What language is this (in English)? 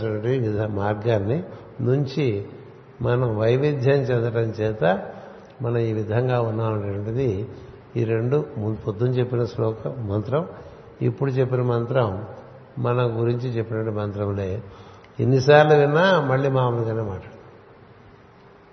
Telugu